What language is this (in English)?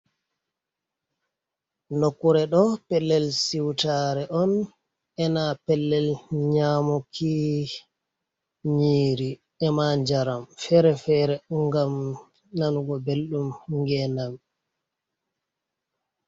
Fula